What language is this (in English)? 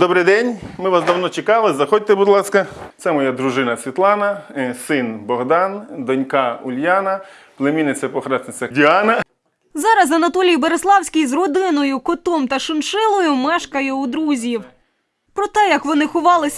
Ukrainian